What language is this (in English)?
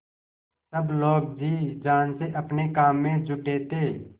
Hindi